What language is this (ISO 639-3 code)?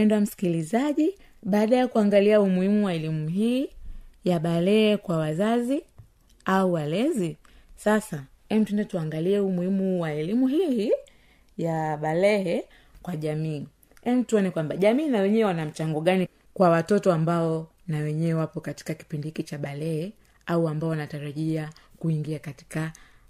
swa